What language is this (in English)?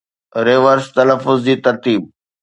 Sindhi